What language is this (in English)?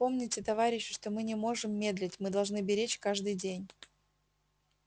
Russian